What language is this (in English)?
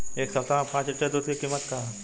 Bhojpuri